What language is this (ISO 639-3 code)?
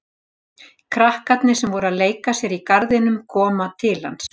isl